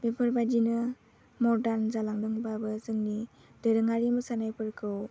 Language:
Bodo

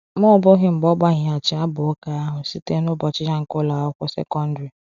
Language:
Igbo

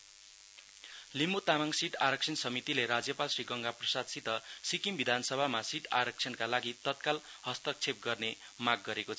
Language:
Nepali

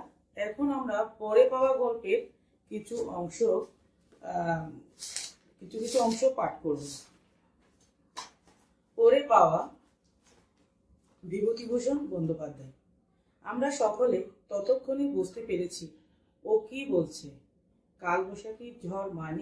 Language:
Hindi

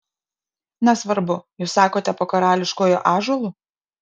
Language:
Lithuanian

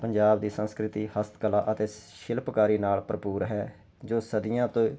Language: Punjabi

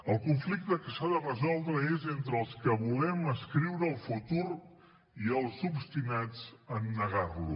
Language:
Catalan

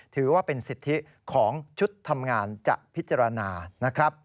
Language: Thai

